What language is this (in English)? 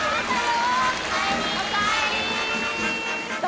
Japanese